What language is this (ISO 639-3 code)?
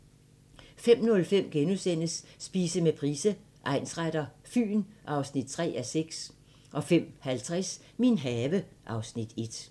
dan